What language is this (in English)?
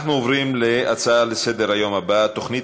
Hebrew